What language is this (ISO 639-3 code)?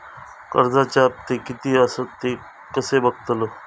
mar